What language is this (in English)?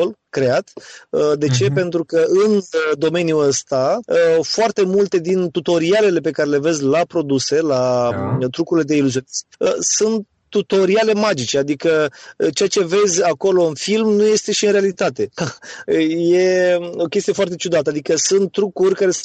Romanian